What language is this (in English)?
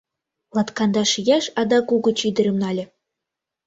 Mari